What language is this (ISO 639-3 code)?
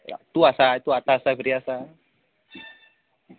kok